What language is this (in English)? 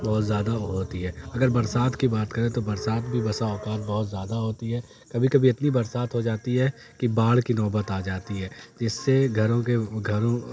Urdu